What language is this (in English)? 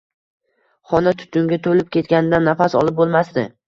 Uzbek